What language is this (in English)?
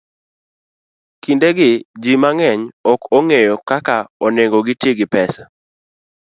Luo (Kenya and Tanzania)